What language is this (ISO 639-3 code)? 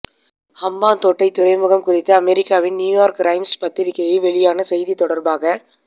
tam